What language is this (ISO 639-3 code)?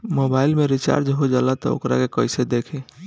bho